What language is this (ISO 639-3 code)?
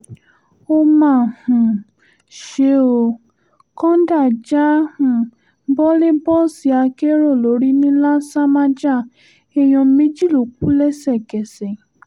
yor